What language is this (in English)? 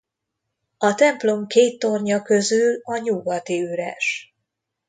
Hungarian